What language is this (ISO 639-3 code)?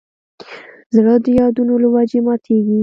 pus